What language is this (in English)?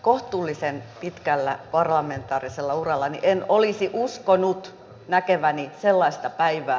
Finnish